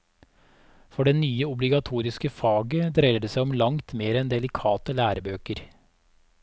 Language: Norwegian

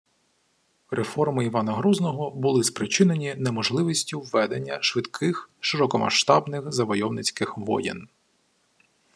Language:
Ukrainian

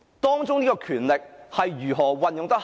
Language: Cantonese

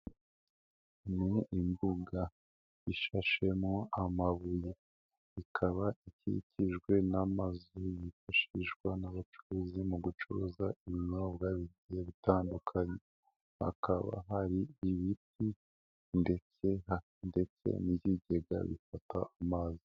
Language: Kinyarwanda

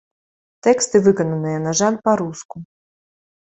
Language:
Belarusian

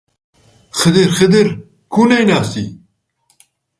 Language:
Central Kurdish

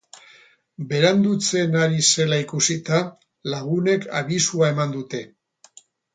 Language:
Basque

